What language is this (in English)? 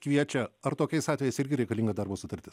Lithuanian